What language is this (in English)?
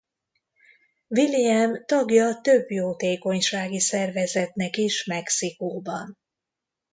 Hungarian